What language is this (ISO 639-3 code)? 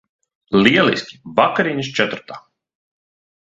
lav